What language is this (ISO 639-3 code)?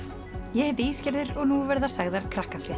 isl